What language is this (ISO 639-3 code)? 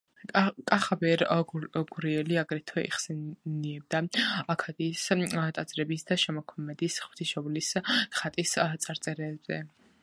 kat